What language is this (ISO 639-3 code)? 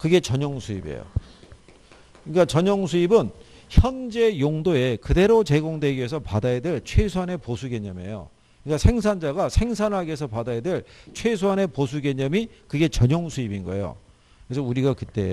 kor